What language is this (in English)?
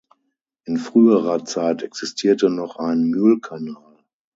German